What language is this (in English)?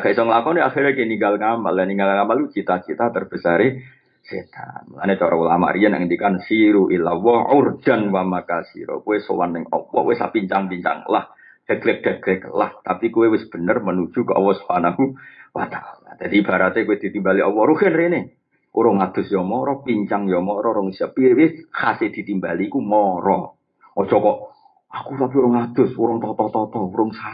Indonesian